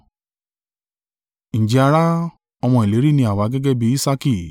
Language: Yoruba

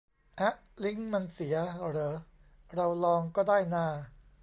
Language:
Thai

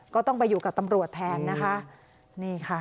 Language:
Thai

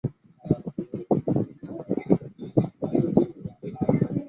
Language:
Chinese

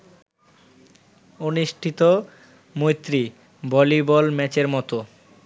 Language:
Bangla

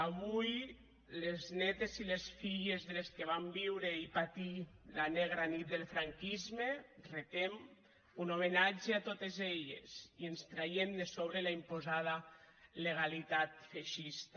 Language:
Catalan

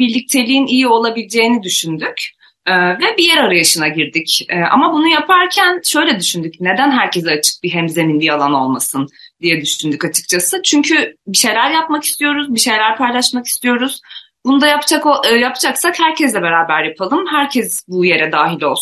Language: Turkish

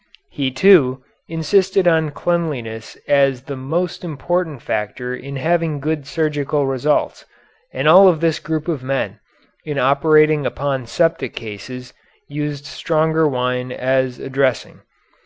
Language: English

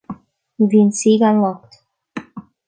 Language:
Irish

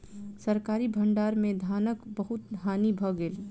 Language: Maithili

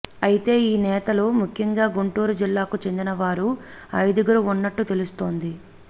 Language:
Telugu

